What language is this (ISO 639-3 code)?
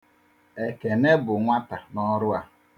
ibo